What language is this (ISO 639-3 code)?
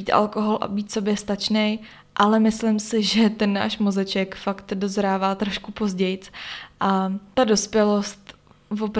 ces